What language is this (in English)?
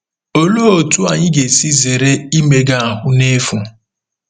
Igbo